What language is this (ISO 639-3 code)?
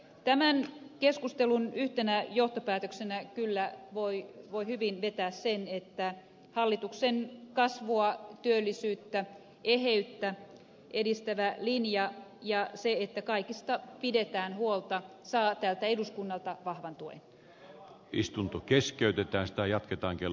fin